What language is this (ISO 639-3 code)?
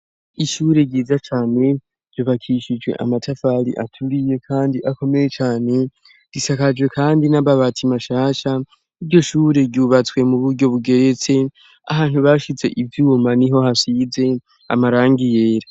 run